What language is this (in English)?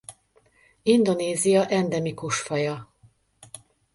Hungarian